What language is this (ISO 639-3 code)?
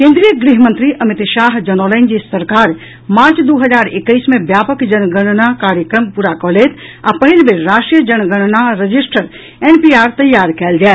mai